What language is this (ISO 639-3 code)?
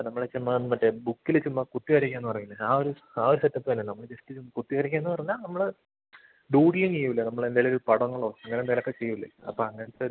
mal